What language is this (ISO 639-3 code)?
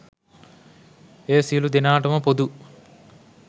sin